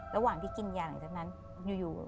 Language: Thai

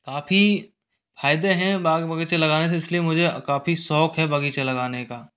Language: Hindi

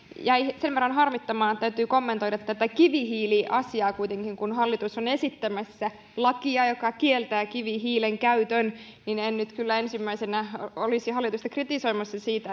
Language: Finnish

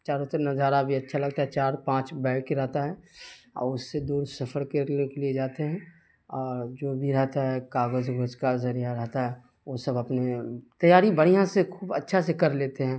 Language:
Urdu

